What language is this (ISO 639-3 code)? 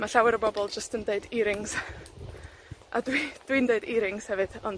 cym